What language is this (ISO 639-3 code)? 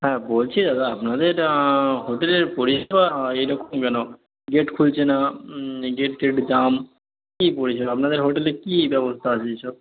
ben